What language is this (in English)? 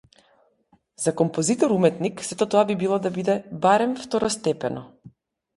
Macedonian